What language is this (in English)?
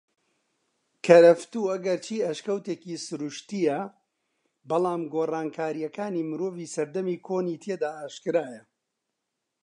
Central Kurdish